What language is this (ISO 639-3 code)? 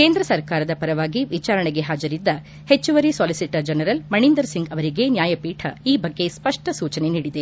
kan